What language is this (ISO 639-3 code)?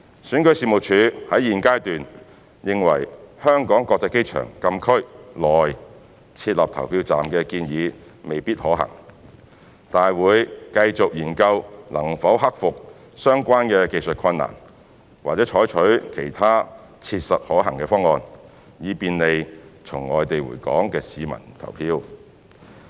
yue